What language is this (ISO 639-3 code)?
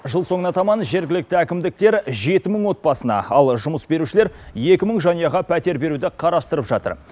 kaz